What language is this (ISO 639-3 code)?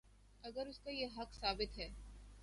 urd